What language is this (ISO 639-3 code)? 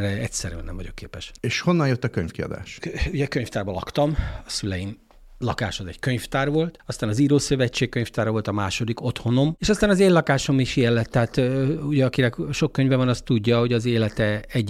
hun